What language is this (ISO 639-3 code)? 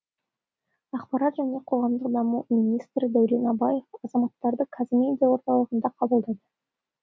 kaz